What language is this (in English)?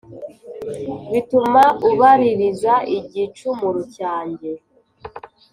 Kinyarwanda